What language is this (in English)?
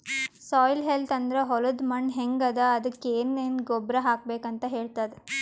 Kannada